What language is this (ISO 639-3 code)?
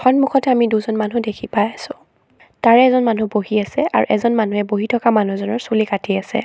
asm